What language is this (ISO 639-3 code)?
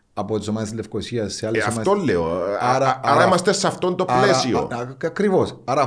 ell